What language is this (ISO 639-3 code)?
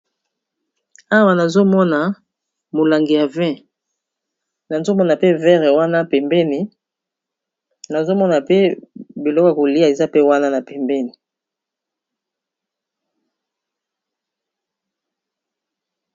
lin